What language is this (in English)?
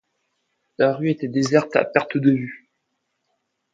French